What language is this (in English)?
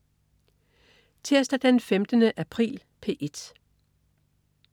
Danish